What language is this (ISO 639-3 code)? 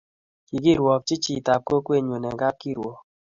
kln